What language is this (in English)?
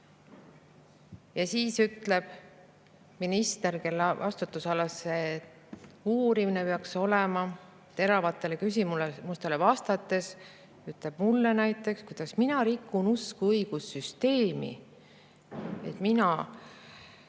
Estonian